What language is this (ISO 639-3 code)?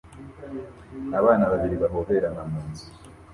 kin